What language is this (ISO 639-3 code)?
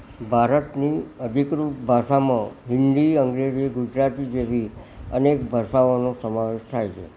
guj